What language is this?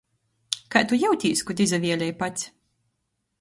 Latgalian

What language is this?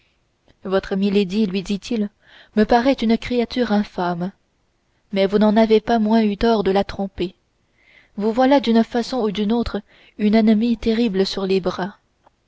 French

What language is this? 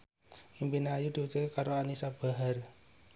Javanese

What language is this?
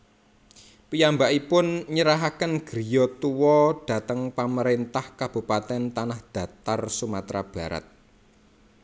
Javanese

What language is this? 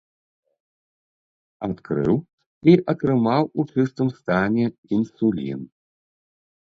Belarusian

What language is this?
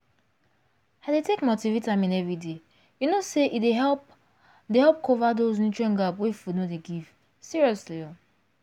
Nigerian Pidgin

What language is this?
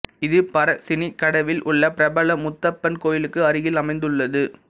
Tamil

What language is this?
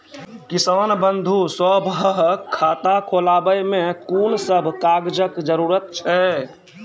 Maithili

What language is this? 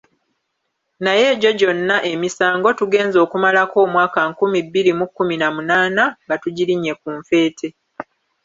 Ganda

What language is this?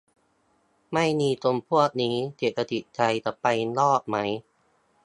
Thai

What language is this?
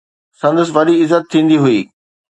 Sindhi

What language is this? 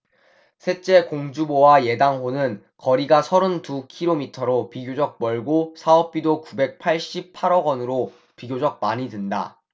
Korean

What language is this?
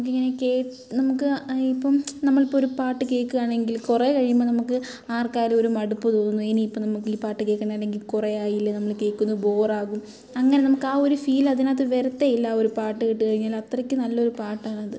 Malayalam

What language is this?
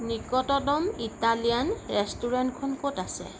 Assamese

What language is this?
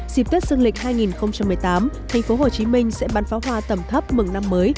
Vietnamese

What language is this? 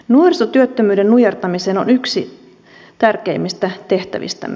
Finnish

